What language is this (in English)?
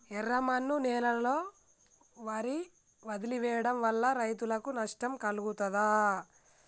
Telugu